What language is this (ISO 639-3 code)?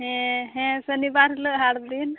sat